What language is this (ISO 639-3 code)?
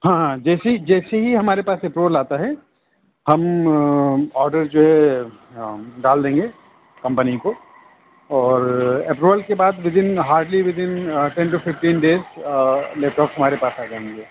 urd